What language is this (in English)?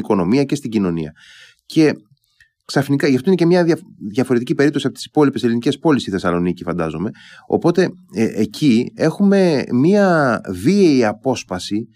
Greek